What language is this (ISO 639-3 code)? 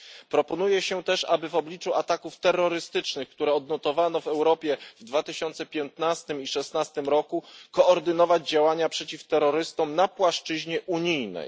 pol